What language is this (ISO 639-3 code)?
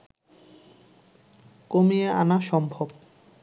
ben